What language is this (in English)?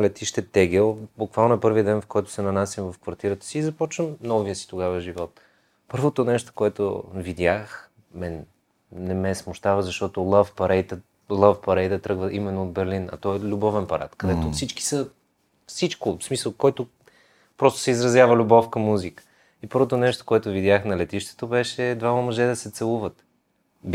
Bulgarian